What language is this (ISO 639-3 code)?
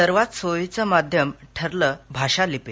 mar